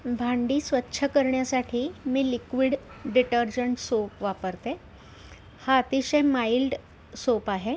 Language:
Marathi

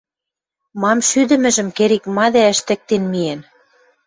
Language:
Western Mari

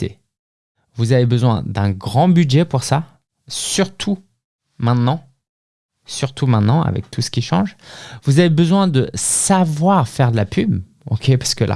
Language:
French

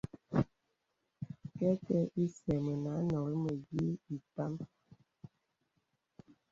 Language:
Bebele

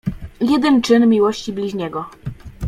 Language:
Polish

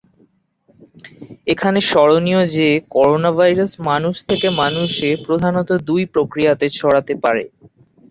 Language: Bangla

